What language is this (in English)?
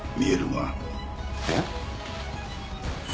Japanese